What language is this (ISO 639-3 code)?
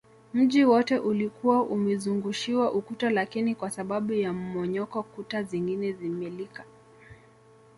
swa